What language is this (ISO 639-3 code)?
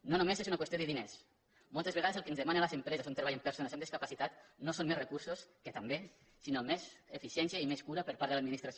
cat